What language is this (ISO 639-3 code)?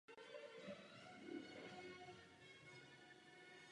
ces